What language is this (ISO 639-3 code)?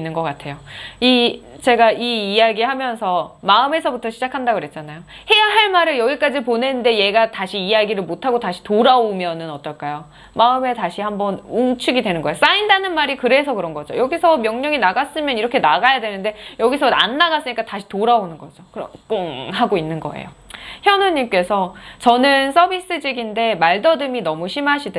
kor